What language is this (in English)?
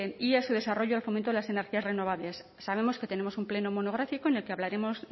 Spanish